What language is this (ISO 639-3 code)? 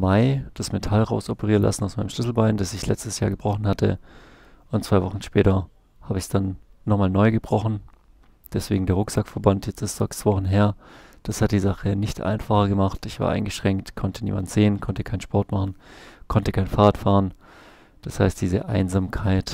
deu